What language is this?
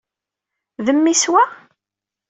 Kabyle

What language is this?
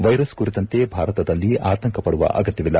Kannada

